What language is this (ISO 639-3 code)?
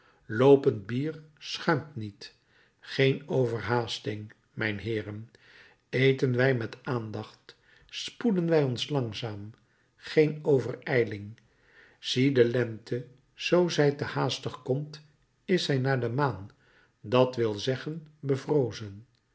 nld